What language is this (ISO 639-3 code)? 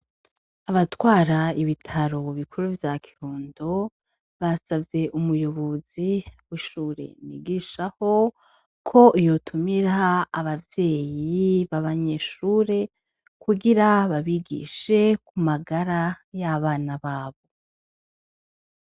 run